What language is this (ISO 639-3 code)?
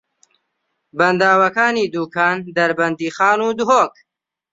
ckb